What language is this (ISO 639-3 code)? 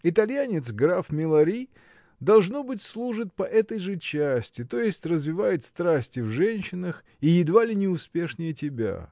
rus